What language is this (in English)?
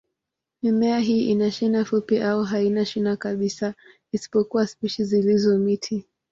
Swahili